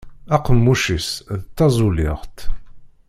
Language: Kabyle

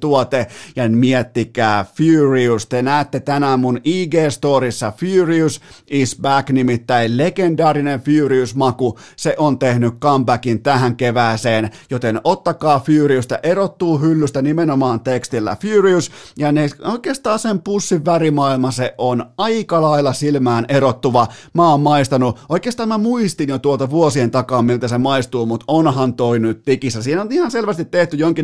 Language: Finnish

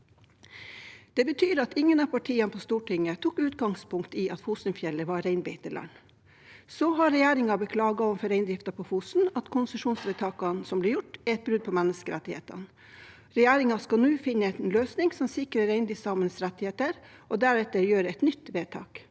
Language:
Norwegian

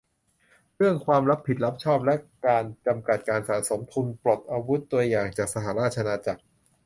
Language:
Thai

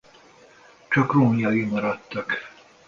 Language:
Hungarian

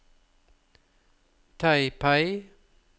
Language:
Norwegian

